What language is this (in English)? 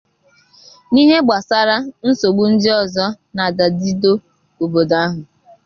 Igbo